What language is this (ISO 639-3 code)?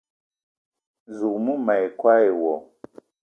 eto